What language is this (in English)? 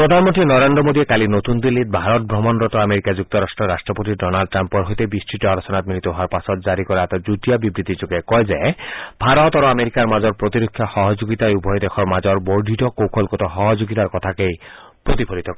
Assamese